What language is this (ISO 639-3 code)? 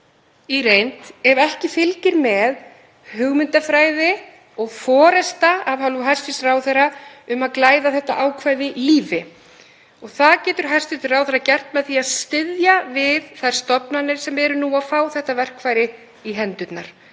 isl